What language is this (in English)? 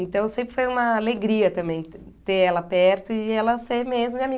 Portuguese